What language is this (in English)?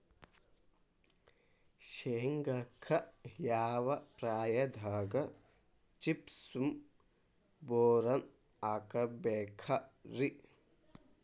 Kannada